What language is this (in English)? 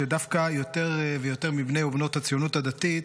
Hebrew